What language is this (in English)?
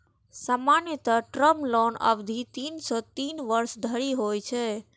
Maithili